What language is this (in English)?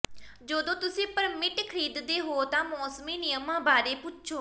Punjabi